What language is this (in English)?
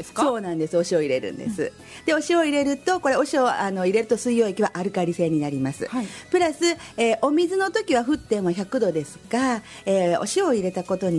Japanese